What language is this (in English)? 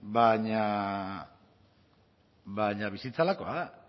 Basque